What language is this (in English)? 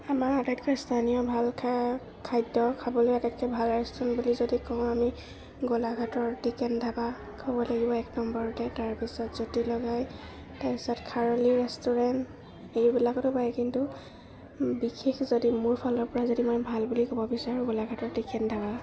Assamese